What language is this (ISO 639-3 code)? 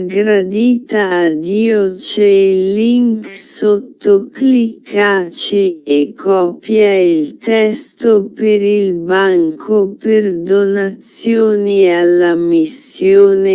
ita